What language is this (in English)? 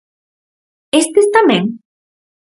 Galician